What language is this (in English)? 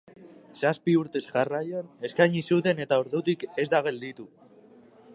Basque